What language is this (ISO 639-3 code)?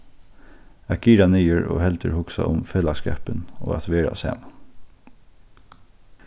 fao